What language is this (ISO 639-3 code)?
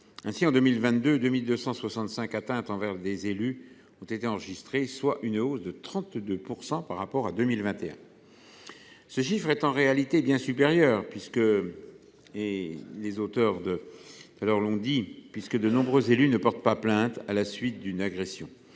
fra